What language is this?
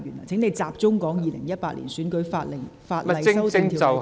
Cantonese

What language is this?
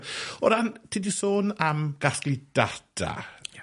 Welsh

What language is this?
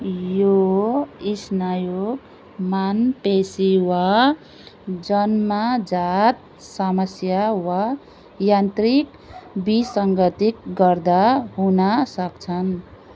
Nepali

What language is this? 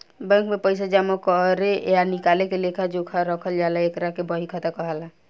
Bhojpuri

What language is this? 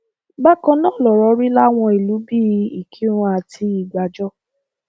Yoruba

